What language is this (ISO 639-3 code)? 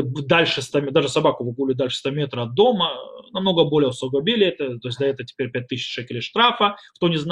rus